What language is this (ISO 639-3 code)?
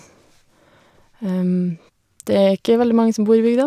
nor